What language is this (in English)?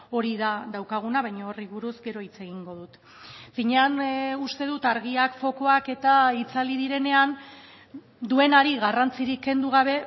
Basque